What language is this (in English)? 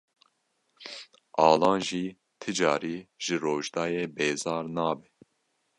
Kurdish